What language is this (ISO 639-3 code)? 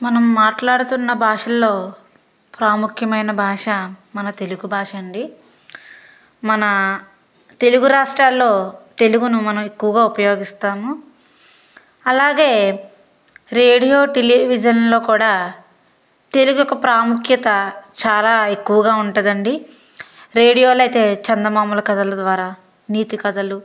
tel